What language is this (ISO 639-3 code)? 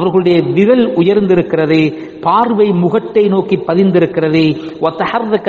ara